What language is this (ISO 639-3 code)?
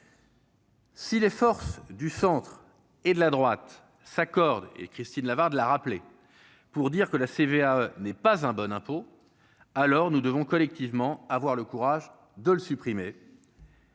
fra